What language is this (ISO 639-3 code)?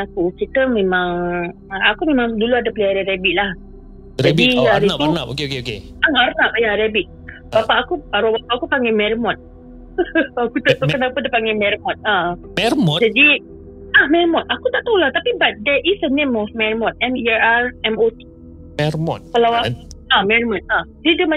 msa